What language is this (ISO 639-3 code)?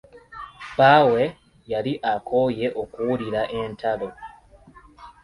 lug